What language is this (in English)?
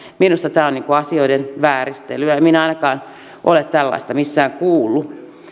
Finnish